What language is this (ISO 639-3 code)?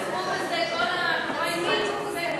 heb